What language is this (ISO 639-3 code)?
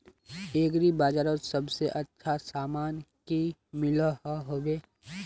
mag